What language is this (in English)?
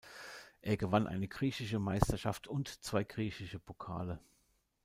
German